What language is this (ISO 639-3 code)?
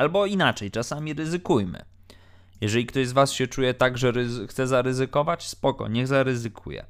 pol